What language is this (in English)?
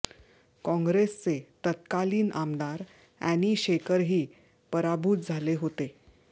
Marathi